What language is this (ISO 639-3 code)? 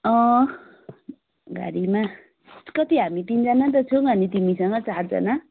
nep